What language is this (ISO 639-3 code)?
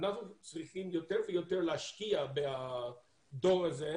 heb